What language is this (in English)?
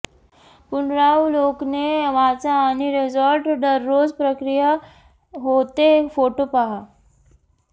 Marathi